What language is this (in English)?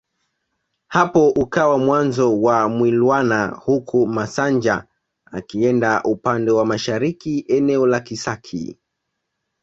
Swahili